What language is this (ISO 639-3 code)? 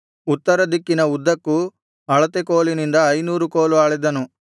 kan